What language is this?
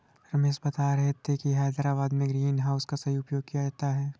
Hindi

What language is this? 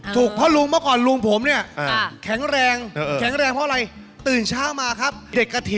Thai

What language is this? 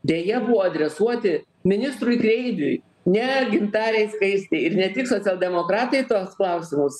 Lithuanian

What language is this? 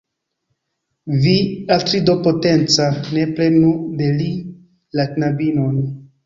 Esperanto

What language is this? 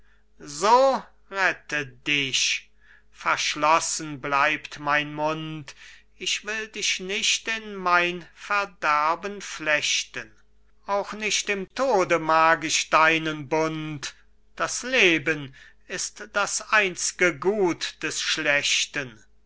German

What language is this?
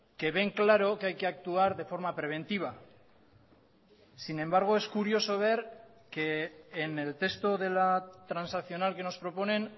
Spanish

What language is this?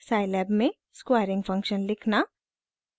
Hindi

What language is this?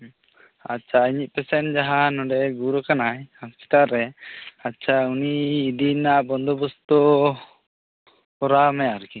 Santali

